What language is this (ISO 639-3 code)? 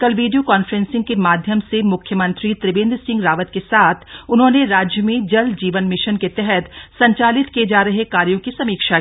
hin